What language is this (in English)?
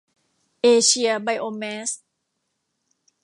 Thai